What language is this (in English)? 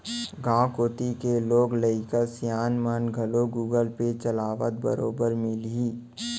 Chhattisgarhi